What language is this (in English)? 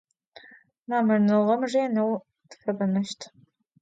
Adyghe